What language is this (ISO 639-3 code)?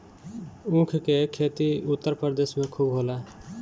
bho